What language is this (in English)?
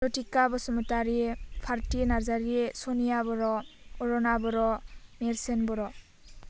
Bodo